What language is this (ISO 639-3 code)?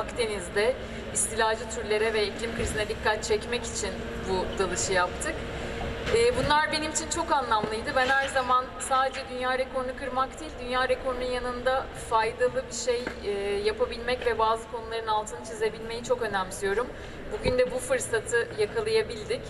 tur